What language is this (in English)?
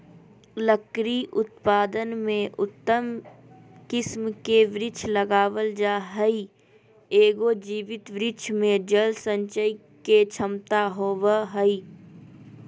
Magahi